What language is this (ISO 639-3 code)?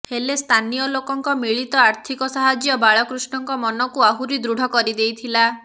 ori